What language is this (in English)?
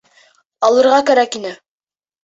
Bashkir